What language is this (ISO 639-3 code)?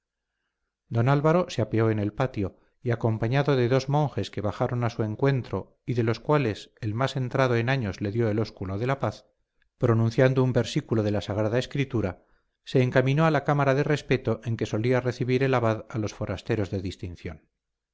spa